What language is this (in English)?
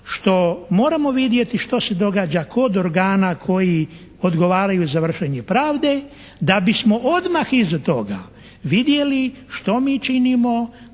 Croatian